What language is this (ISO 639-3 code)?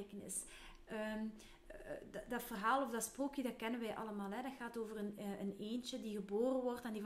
nld